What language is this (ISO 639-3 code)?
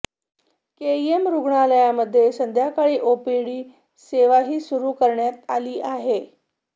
mar